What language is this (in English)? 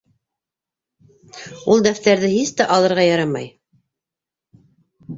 Bashkir